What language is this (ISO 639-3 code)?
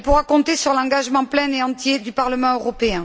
fra